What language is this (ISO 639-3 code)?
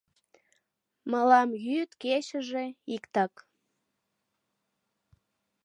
chm